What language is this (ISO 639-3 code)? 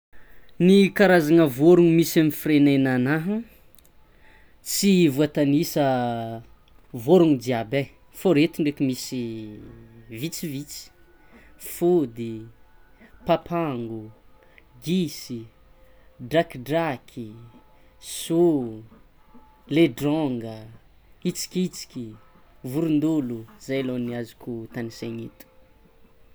xmw